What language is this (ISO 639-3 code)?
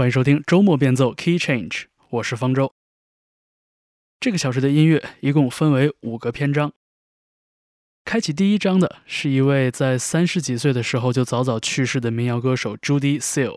zho